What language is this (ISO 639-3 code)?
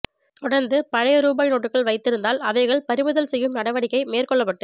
tam